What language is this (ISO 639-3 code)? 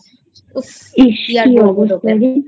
ben